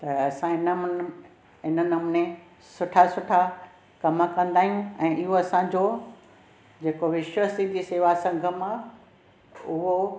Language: Sindhi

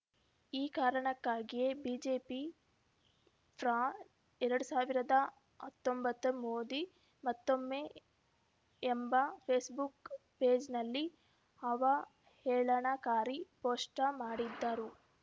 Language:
Kannada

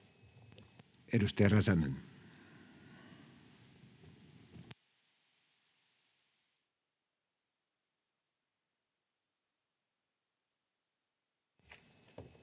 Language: Finnish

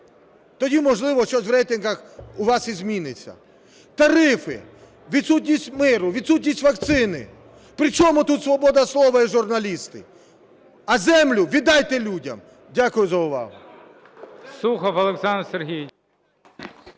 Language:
Ukrainian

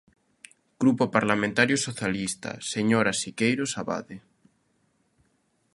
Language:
Galician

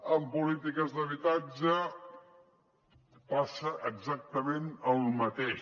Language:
Catalan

